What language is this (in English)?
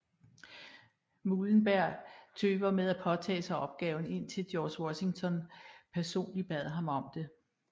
Danish